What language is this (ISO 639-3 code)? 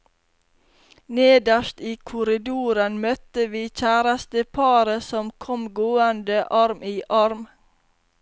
nor